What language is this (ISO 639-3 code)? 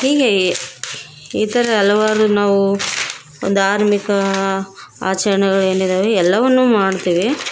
kan